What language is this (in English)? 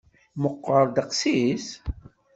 Kabyle